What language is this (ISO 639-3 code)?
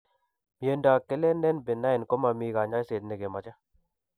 kln